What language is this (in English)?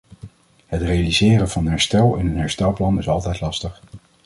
Dutch